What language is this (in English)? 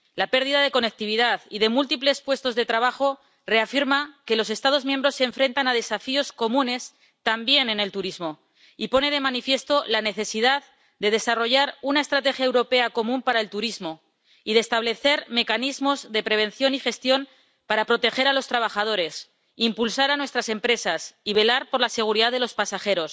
Spanish